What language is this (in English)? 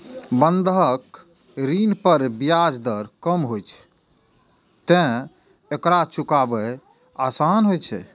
Maithili